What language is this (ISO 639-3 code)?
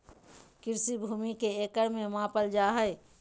mag